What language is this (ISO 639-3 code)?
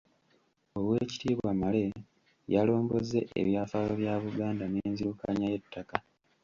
lug